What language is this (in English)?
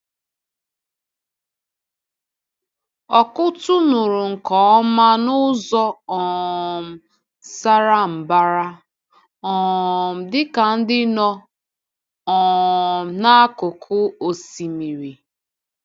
Igbo